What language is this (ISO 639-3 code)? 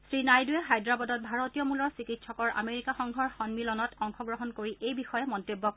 asm